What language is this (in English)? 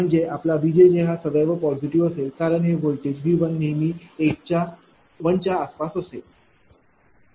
Marathi